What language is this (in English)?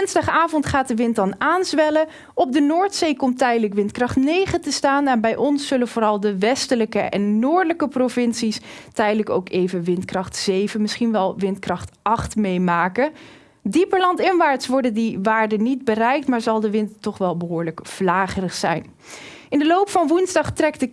Dutch